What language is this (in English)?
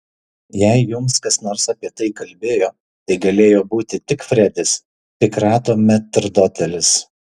Lithuanian